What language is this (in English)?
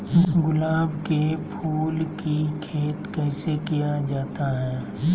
Magahi